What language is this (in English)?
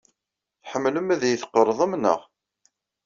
Kabyle